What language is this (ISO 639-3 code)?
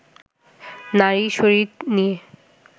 ben